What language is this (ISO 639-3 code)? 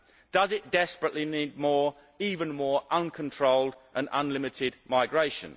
eng